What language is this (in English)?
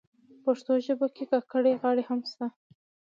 Pashto